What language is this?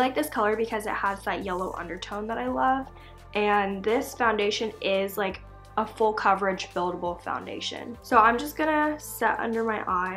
English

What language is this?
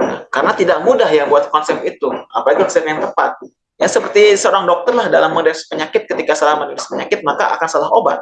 Indonesian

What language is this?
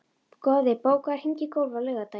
Icelandic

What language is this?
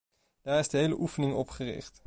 Dutch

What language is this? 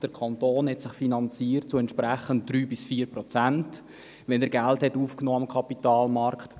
Swiss German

